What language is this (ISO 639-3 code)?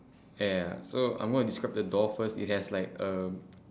eng